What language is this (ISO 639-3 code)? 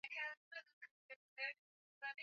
swa